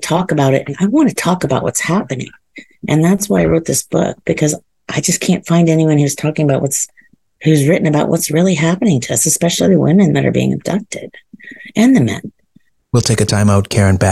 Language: English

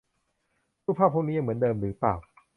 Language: Thai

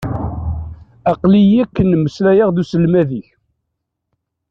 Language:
Kabyle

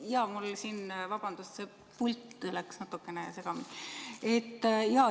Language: Estonian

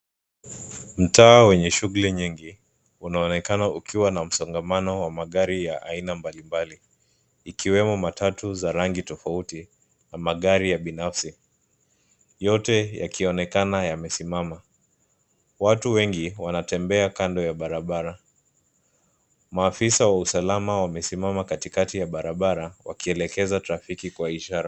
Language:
Swahili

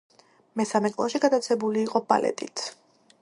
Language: Georgian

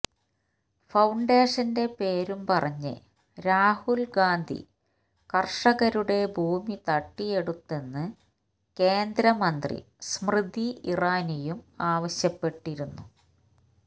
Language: Malayalam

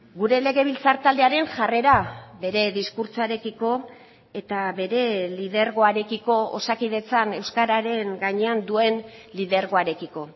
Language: Basque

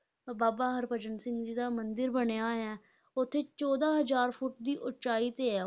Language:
Punjabi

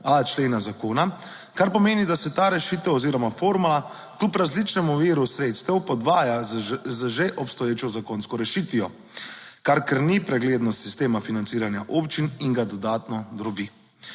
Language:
Slovenian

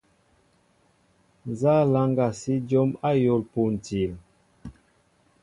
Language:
Mbo (Cameroon)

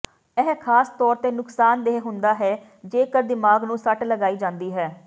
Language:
Punjabi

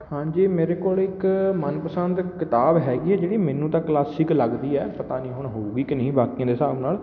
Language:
Punjabi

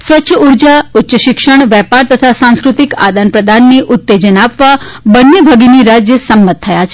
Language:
Gujarati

